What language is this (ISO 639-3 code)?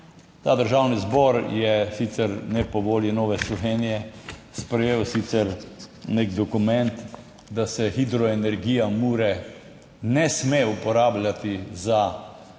slv